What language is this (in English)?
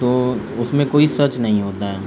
Urdu